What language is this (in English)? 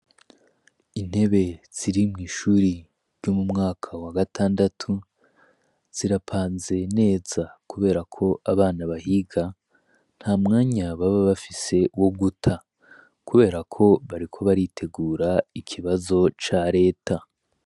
Rundi